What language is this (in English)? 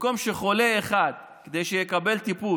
Hebrew